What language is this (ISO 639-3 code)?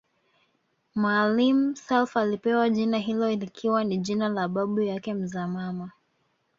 swa